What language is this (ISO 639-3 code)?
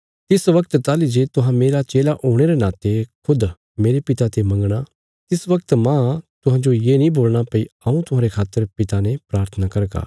kfs